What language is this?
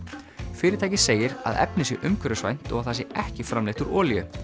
Icelandic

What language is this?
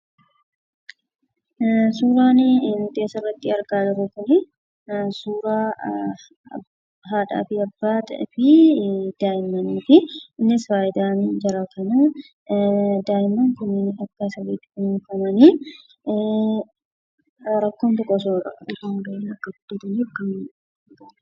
Oromo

